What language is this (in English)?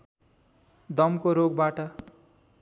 Nepali